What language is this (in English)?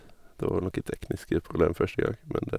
Norwegian